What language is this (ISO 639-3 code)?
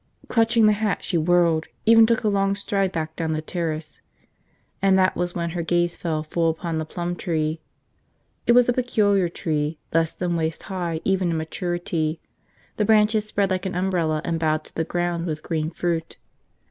eng